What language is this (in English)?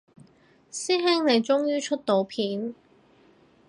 Cantonese